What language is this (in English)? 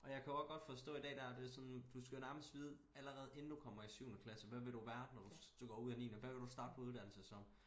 Danish